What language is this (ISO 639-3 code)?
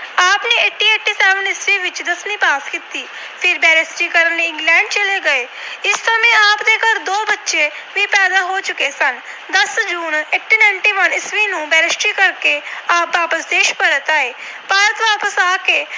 pan